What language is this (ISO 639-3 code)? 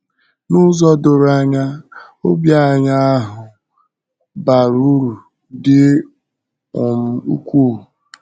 ibo